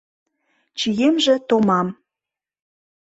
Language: Mari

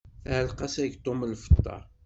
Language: Kabyle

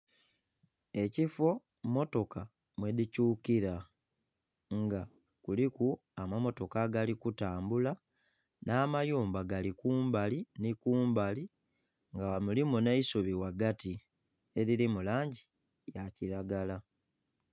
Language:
Soga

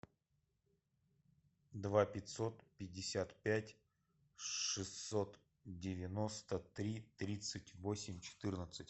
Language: Russian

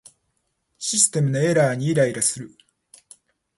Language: Japanese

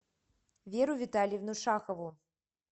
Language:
Russian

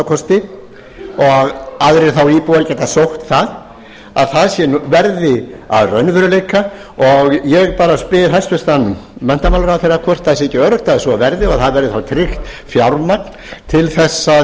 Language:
Icelandic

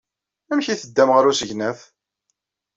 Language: Kabyle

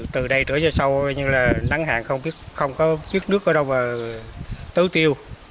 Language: Vietnamese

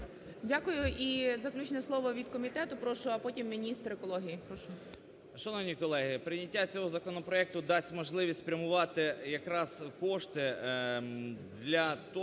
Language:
Ukrainian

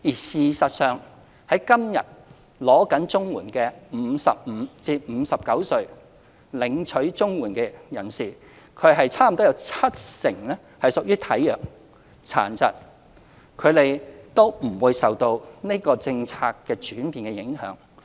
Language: Cantonese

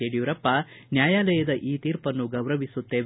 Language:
Kannada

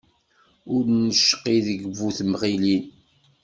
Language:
Kabyle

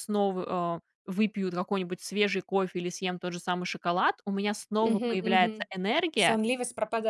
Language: Russian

